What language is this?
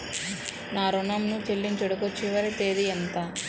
Telugu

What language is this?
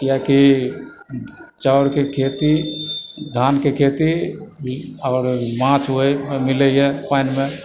Maithili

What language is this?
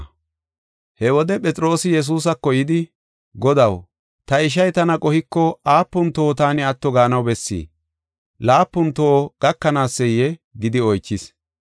Gofa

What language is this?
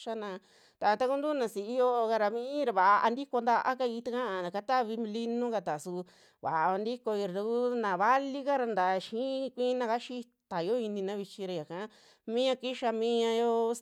Western Juxtlahuaca Mixtec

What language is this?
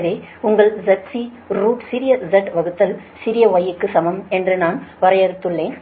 Tamil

